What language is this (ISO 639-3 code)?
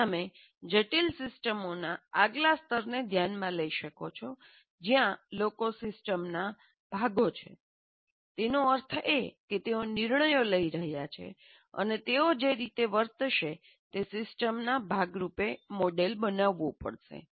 guj